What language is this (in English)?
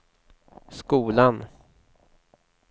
Swedish